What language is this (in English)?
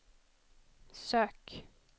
Swedish